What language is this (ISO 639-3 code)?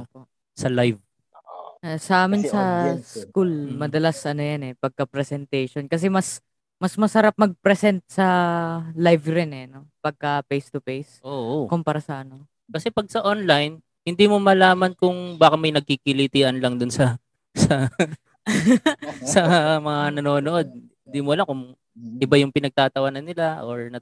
fil